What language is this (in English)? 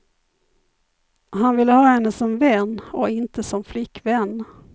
Swedish